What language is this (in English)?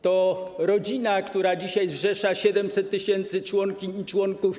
Polish